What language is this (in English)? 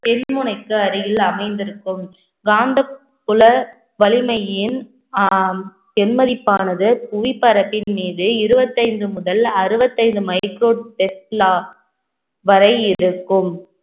Tamil